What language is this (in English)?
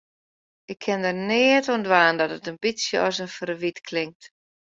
Western Frisian